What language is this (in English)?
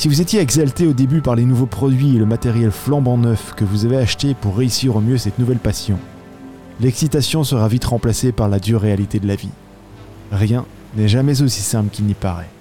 French